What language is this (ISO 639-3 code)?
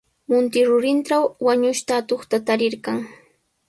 qws